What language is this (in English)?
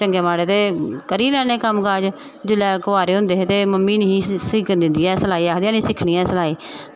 Dogri